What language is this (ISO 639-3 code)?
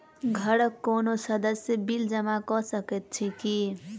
mai